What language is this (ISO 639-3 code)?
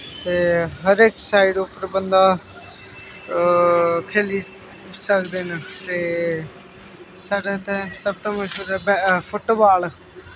doi